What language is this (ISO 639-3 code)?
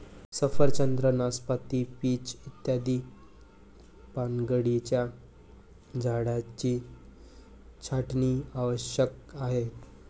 mar